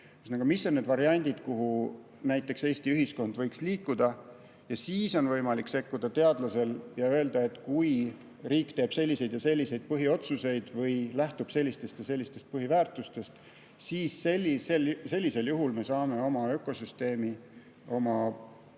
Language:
Estonian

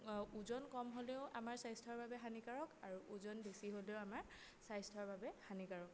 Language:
Assamese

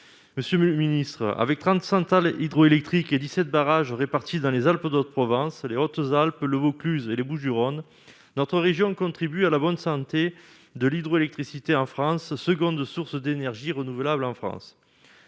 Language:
French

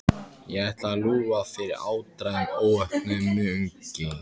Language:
Icelandic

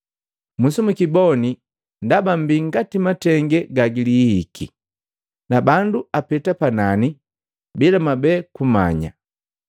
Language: Matengo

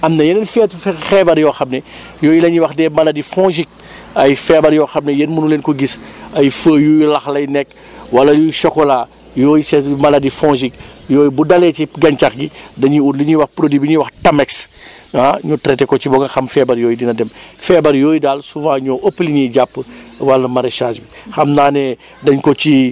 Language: Wolof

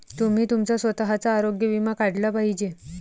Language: Marathi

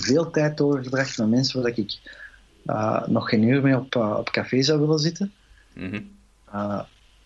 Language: Dutch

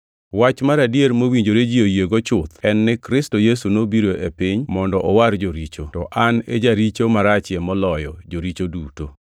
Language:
Luo (Kenya and Tanzania)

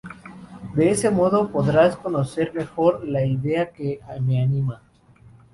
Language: Spanish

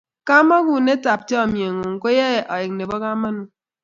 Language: Kalenjin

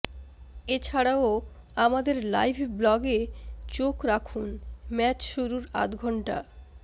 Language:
Bangla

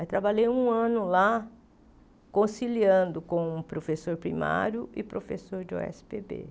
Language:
Portuguese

